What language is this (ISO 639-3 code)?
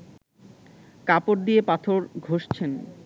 ben